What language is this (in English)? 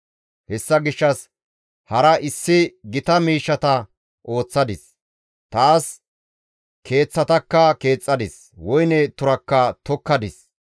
Gamo